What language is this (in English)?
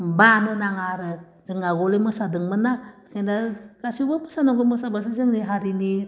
Bodo